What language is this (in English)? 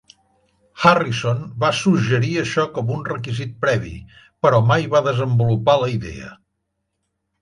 Catalan